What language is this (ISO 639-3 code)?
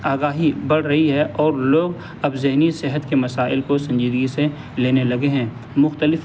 urd